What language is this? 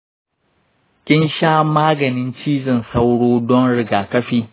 Hausa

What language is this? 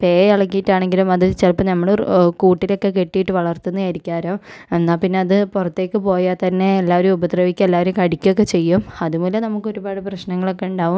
Malayalam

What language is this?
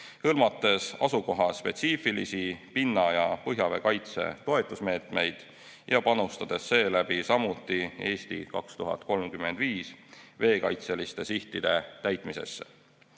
Estonian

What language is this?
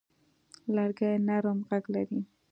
Pashto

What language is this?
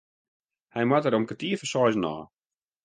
Western Frisian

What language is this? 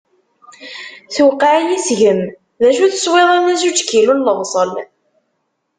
Kabyle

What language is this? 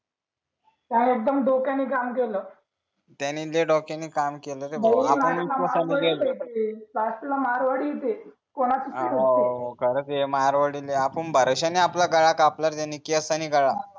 Marathi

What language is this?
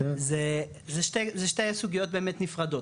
Hebrew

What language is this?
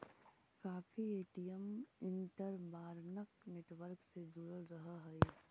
Magahi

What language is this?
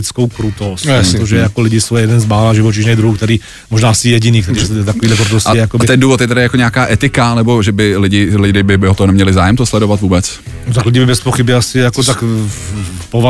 Czech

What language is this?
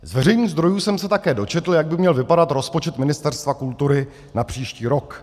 Czech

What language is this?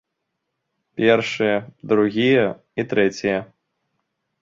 Belarusian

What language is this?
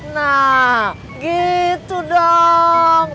Indonesian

